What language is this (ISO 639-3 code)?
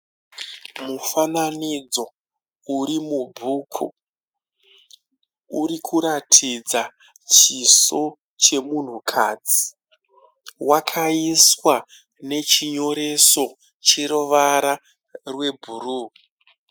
sna